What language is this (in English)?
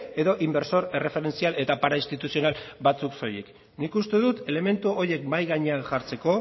Basque